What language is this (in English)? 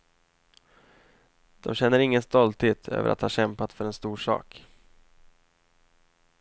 Swedish